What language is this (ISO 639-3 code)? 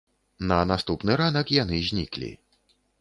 bel